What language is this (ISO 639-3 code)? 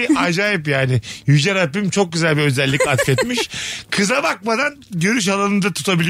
tur